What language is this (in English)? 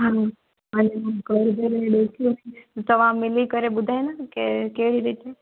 Sindhi